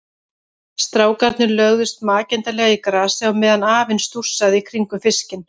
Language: Icelandic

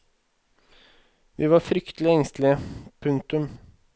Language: Norwegian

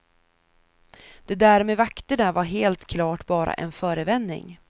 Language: Swedish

